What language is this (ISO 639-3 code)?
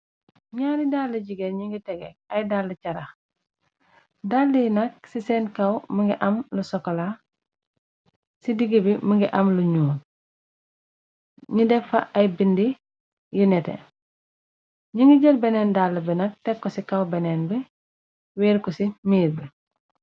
wol